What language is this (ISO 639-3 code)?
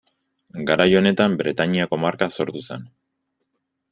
eus